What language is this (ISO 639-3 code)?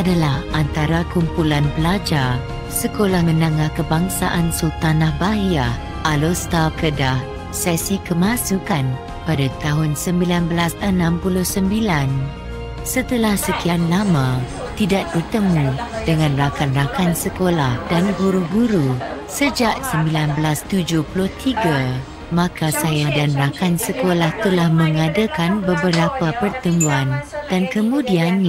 msa